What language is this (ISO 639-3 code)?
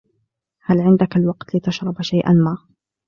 ara